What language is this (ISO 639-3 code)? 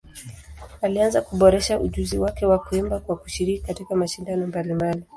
swa